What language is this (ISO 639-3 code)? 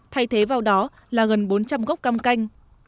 vie